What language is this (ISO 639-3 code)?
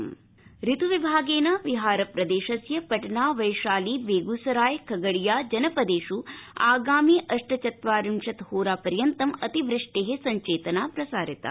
san